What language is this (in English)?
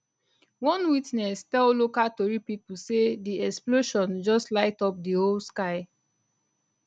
Nigerian Pidgin